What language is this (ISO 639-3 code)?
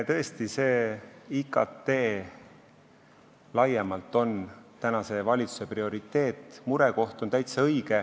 est